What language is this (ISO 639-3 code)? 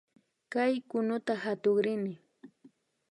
qvi